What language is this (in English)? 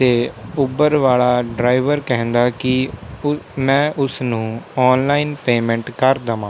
Punjabi